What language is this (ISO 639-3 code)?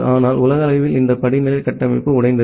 tam